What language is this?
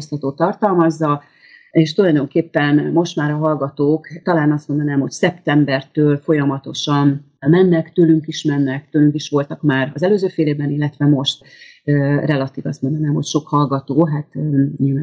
Hungarian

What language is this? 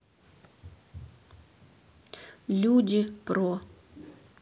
Russian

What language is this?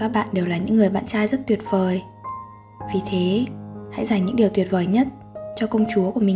Vietnamese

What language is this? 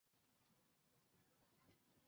Chinese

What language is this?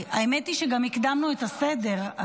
Hebrew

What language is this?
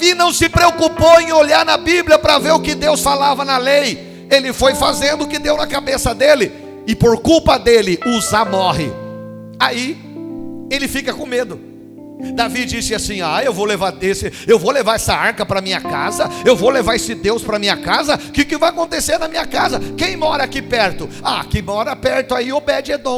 Portuguese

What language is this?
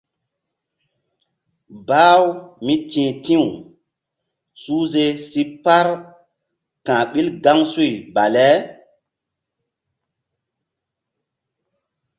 Mbum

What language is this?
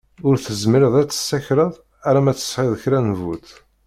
Kabyle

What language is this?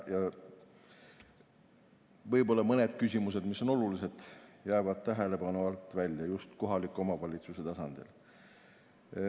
Estonian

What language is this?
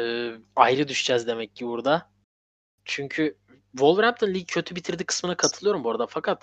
Turkish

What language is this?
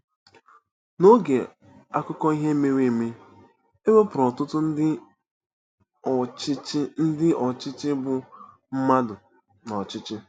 Igbo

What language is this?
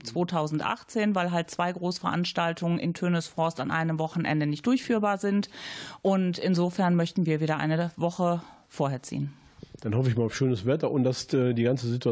German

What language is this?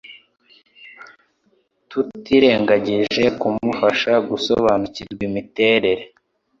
Kinyarwanda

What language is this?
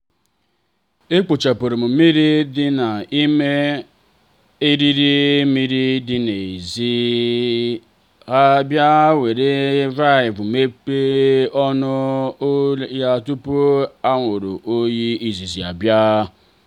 Igbo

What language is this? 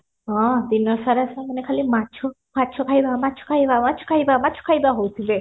Odia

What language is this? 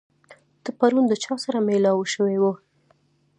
Pashto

